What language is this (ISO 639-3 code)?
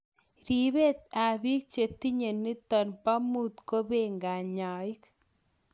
kln